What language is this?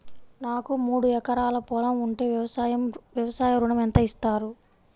Telugu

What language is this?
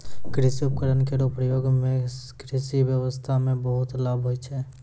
Maithili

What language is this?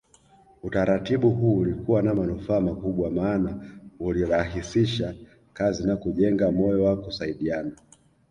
Swahili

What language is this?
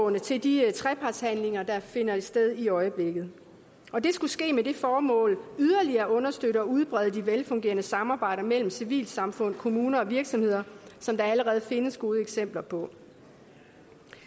Danish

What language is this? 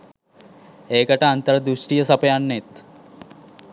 Sinhala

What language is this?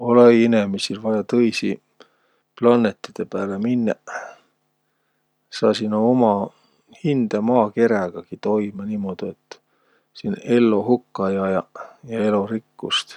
Võro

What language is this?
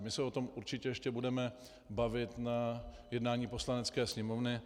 Czech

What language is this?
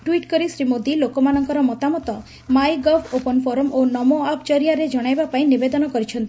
Odia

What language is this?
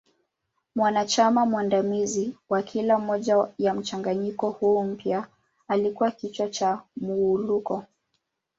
Swahili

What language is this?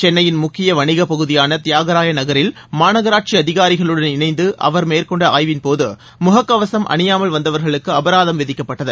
Tamil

